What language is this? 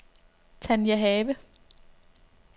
Danish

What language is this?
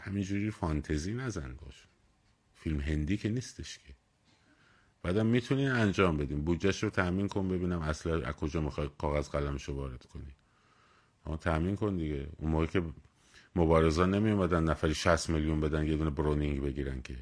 Persian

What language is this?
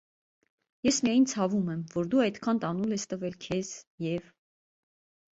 Armenian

